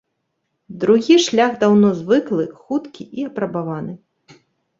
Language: Belarusian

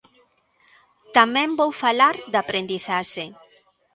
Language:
Galician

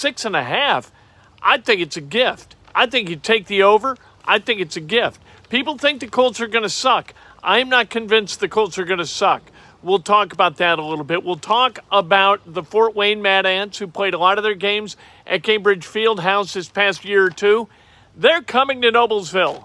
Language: English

